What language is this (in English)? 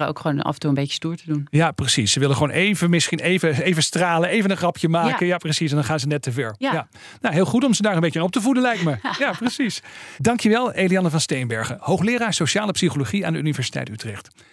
Dutch